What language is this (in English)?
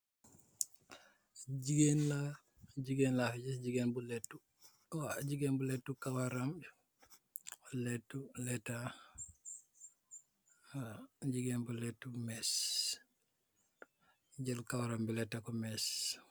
Wolof